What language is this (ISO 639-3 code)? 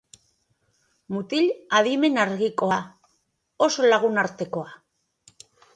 eus